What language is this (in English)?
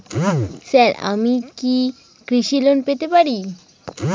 Bangla